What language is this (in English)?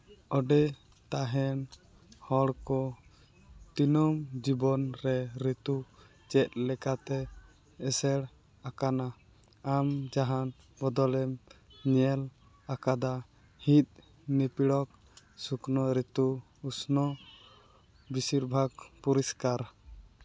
Santali